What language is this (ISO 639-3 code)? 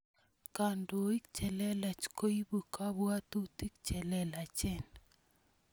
kln